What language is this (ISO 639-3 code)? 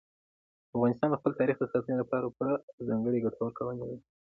pus